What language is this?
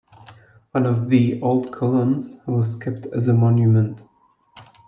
English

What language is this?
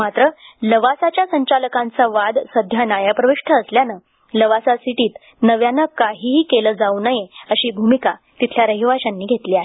Marathi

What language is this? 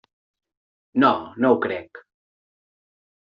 Catalan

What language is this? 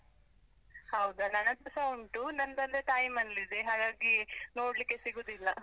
Kannada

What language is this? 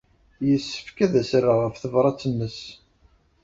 Kabyle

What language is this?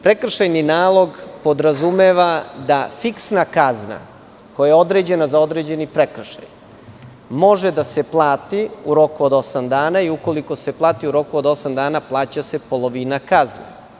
Serbian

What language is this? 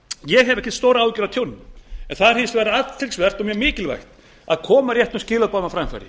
Icelandic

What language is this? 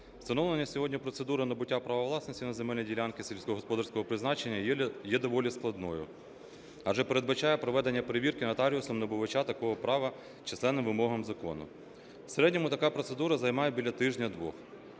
Ukrainian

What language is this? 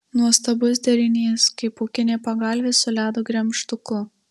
Lithuanian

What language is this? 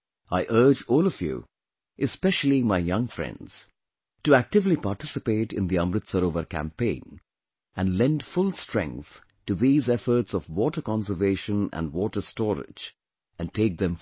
English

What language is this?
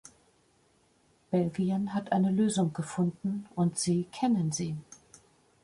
German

